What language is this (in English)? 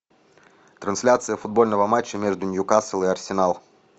Russian